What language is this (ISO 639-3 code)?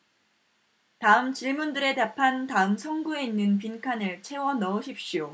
kor